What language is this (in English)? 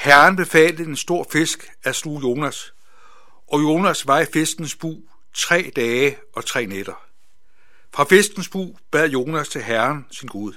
Danish